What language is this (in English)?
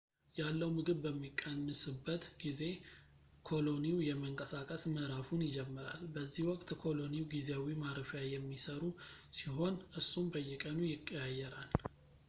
Amharic